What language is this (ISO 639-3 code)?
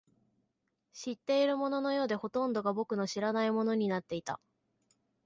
jpn